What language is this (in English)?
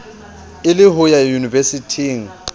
Southern Sotho